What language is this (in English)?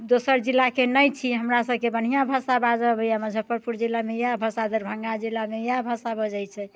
Maithili